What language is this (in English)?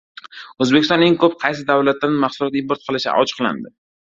Uzbek